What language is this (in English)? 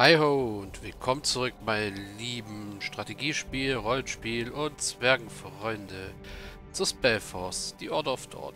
German